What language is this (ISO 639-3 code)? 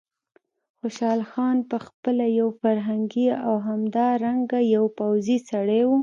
pus